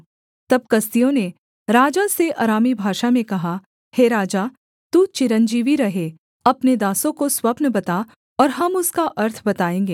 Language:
Hindi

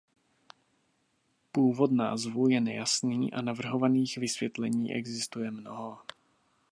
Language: Czech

